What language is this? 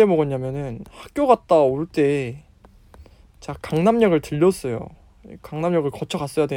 Korean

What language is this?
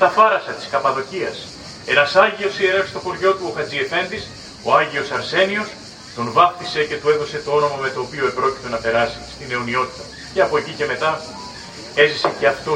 Greek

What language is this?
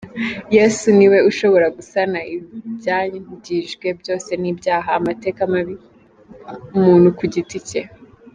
Kinyarwanda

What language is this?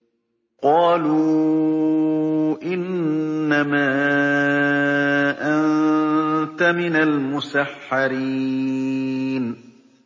Arabic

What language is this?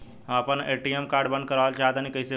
Bhojpuri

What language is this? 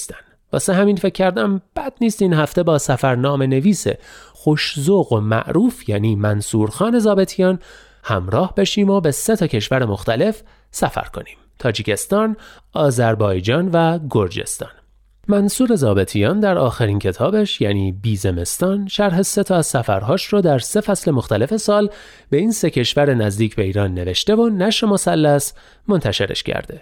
Persian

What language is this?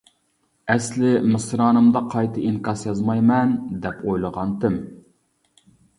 Uyghur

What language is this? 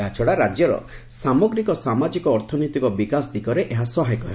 Odia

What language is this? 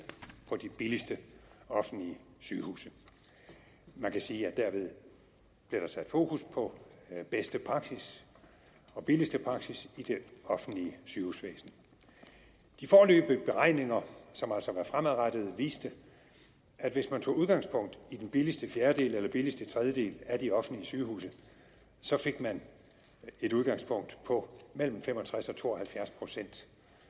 Danish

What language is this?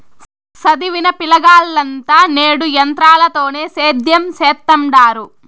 Telugu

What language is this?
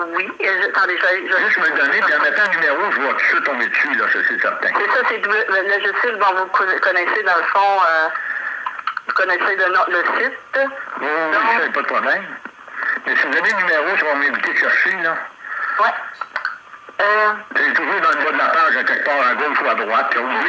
French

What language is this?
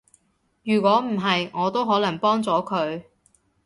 Cantonese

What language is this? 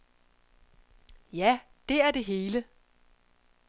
Danish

